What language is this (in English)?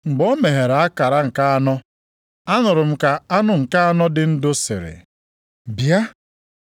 Igbo